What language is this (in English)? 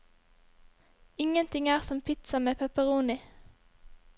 Norwegian